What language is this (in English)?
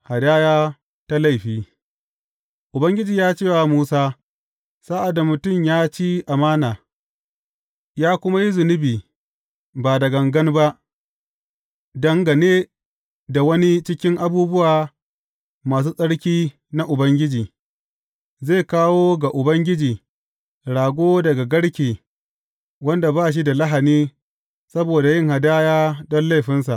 Hausa